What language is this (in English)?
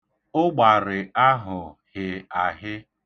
Igbo